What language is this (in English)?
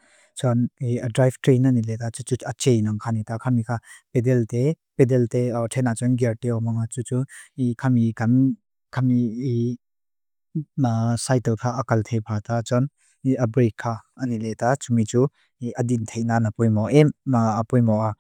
Mizo